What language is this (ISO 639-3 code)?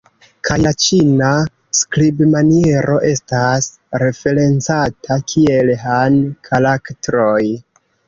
epo